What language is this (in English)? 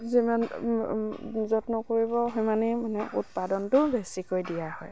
Assamese